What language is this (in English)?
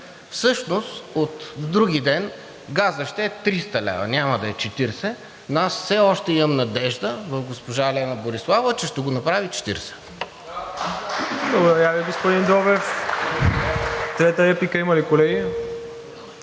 Bulgarian